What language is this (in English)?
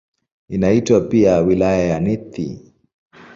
Swahili